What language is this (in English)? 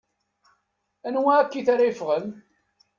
Kabyle